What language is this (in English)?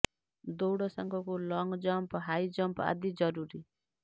Odia